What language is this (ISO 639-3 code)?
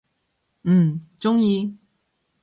yue